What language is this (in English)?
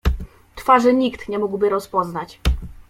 Polish